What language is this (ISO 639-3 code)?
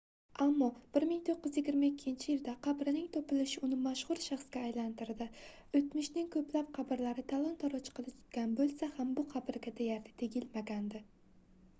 uzb